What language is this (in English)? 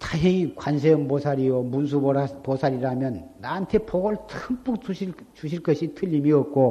Korean